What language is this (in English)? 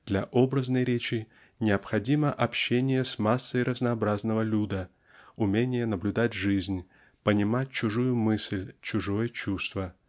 Russian